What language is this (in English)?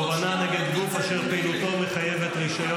Hebrew